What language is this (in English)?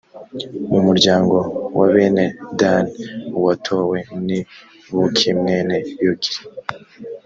Kinyarwanda